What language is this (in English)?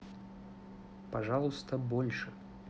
Russian